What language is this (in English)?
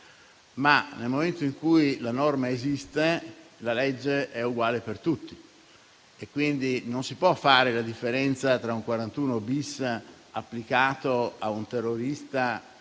Italian